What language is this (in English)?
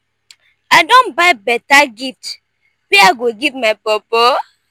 Nigerian Pidgin